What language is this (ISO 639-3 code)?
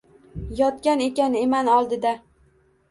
uzb